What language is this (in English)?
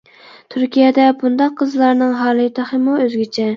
Uyghur